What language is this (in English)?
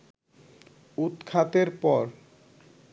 Bangla